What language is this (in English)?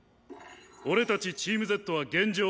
Japanese